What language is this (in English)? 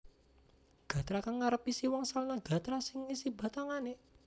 Javanese